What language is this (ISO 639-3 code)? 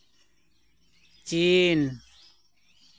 sat